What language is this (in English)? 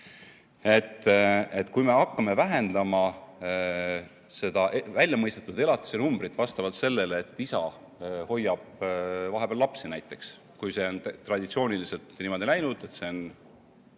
Estonian